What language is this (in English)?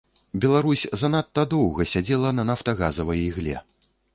Belarusian